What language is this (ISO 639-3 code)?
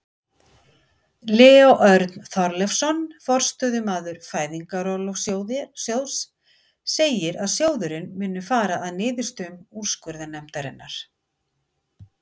isl